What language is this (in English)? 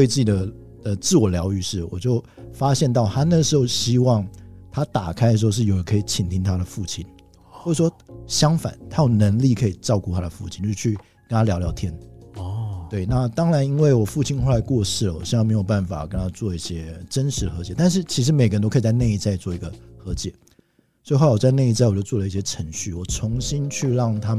Chinese